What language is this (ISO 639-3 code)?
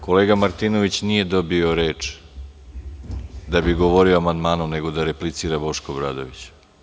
srp